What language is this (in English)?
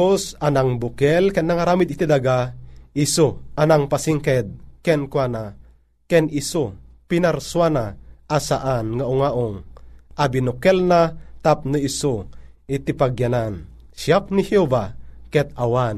Filipino